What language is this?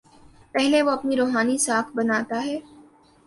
Urdu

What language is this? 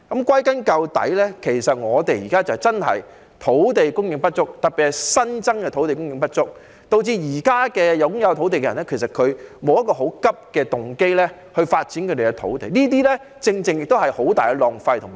Cantonese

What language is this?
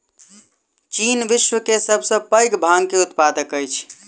Maithili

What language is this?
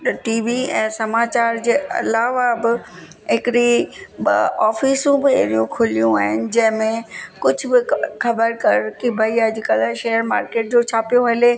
Sindhi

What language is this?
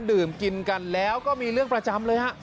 Thai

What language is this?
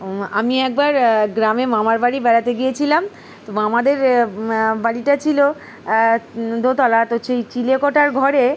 Bangla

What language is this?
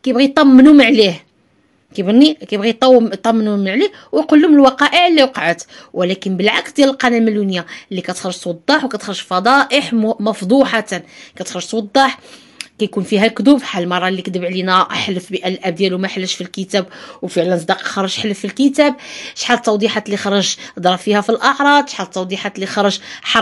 Arabic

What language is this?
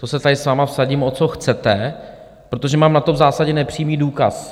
Czech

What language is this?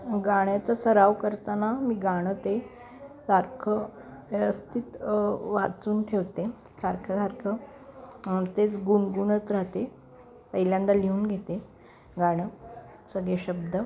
Marathi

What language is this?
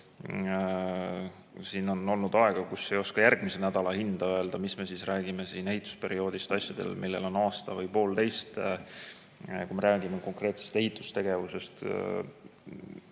Estonian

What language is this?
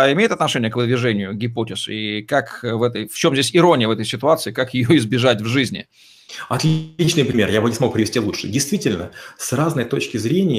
Russian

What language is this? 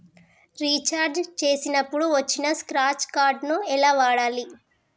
Telugu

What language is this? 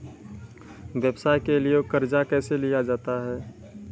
Maithili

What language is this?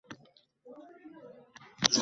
Uzbek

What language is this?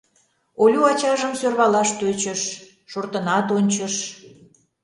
Mari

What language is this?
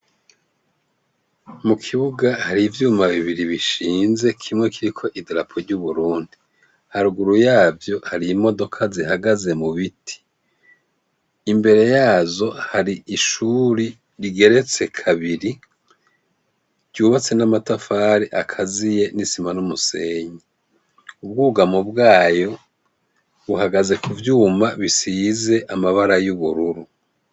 Rundi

